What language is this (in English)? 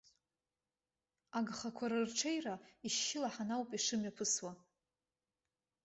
Abkhazian